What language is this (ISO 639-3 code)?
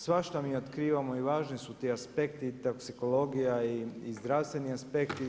hrv